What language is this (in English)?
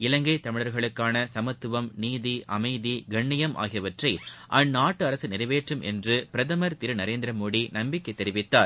Tamil